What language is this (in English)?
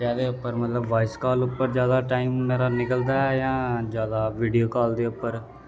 Dogri